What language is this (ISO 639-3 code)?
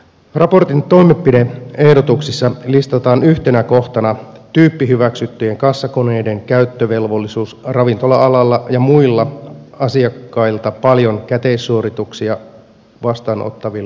fin